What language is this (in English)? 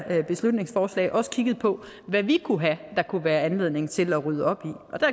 Danish